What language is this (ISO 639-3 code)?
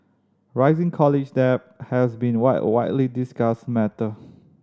eng